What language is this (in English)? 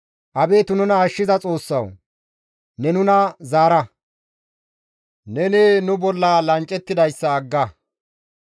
Gamo